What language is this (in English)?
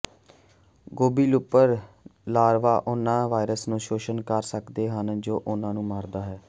Punjabi